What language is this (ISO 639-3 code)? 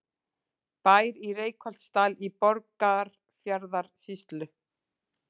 isl